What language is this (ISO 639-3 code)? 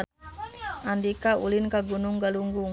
sun